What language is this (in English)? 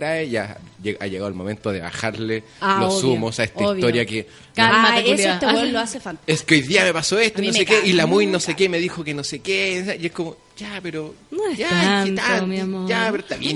Spanish